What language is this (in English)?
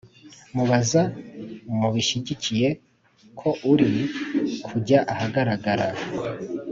Kinyarwanda